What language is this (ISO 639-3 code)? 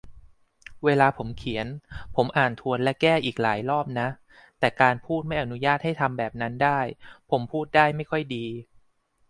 tha